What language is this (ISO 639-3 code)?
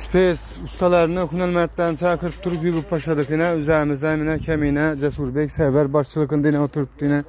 tur